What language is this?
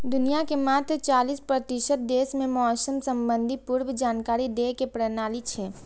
Maithili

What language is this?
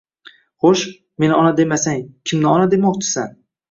Uzbek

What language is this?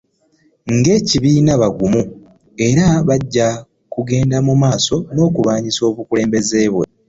Ganda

